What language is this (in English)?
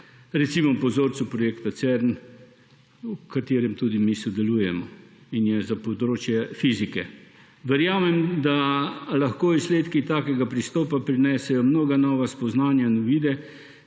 Slovenian